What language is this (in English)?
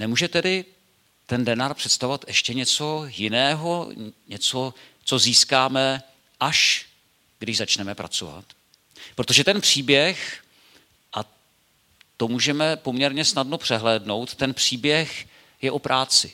Czech